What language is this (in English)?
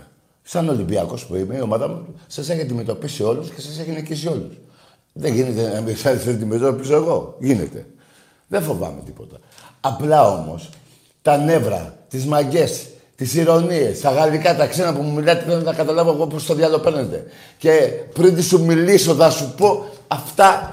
Greek